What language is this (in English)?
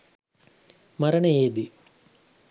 Sinhala